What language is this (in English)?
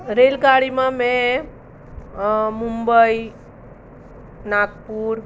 Gujarati